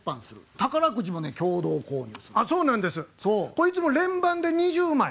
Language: Japanese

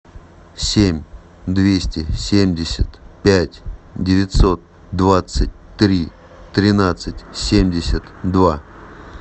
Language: Russian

